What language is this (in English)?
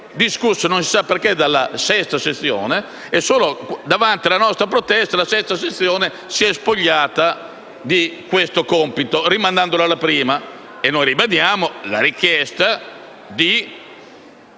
Italian